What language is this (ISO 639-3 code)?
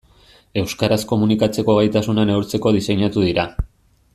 eus